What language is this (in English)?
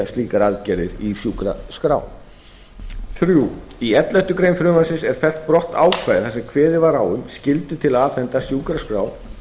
Icelandic